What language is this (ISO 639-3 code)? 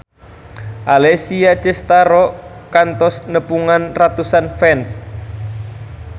sun